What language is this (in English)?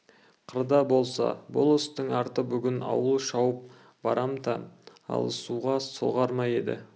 Kazakh